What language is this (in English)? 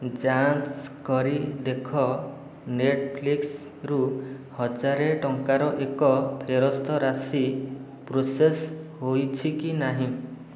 Odia